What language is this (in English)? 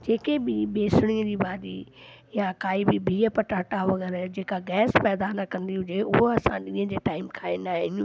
Sindhi